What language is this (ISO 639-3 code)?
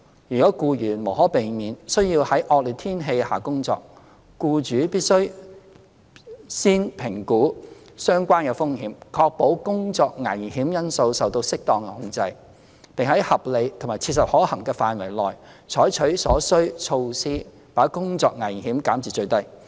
yue